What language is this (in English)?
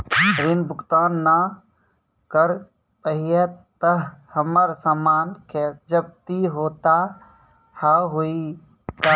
Maithili